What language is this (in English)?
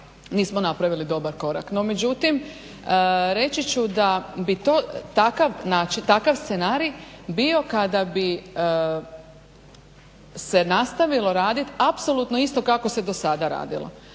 Croatian